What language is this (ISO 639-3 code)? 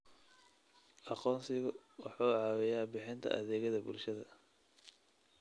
som